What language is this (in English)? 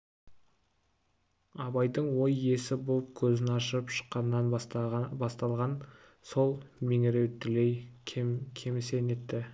Kazakh